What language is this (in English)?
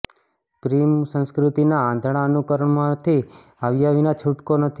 Gujarati